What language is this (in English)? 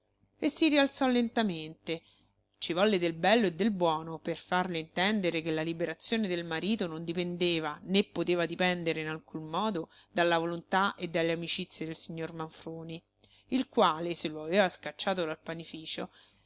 Italian